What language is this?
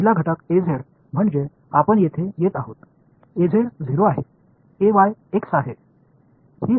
Marathi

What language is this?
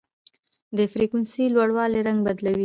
Pashto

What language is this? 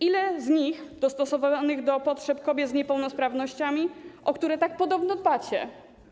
Polish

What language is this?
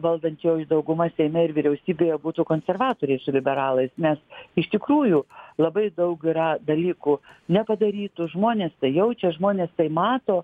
Lithuanian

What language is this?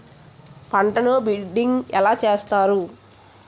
Telugu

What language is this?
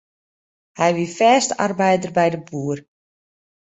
Western Frisian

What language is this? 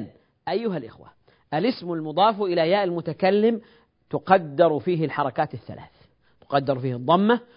Arabic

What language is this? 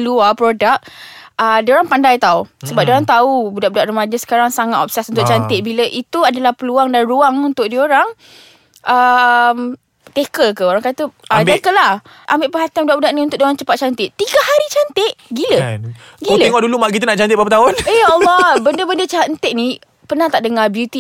Malay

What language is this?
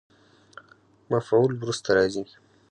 Pashto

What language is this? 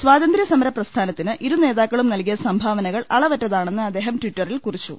Malayalam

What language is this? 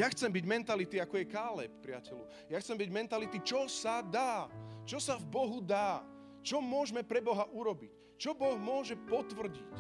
Slovak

